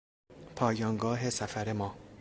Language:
Persian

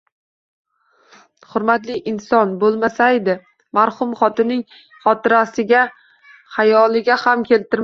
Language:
Uzbek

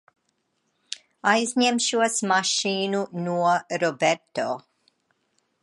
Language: Latvian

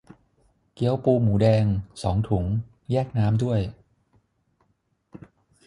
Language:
Thai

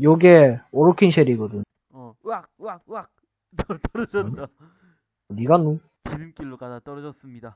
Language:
Korean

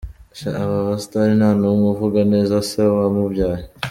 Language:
Kinyarwanda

